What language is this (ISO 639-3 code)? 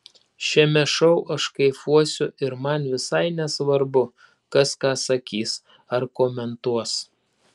lit